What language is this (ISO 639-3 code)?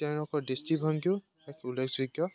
asm